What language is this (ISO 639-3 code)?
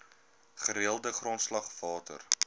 afr